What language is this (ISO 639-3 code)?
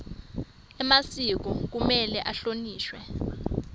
ssw